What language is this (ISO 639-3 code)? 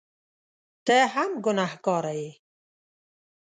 pus